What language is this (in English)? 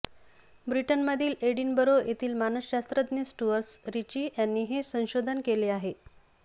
Marathi